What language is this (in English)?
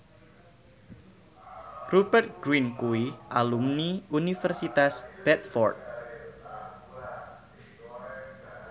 Javanese